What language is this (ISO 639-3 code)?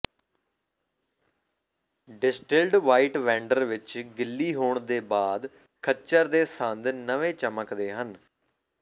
pan